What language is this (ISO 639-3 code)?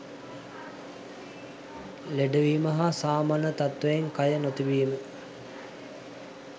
sin